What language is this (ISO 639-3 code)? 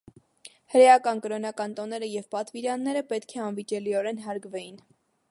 hye